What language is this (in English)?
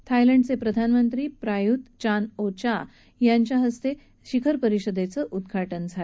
Marathi